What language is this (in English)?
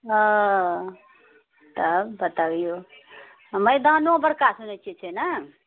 Maithili